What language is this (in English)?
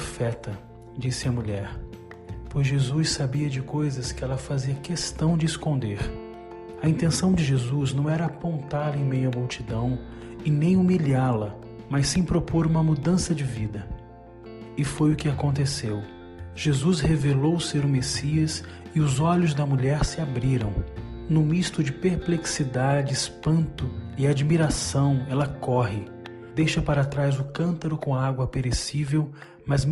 Portuguese